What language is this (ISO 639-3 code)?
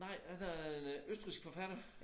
dan